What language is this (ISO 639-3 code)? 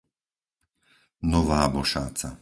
slk